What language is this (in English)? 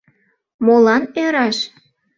Mari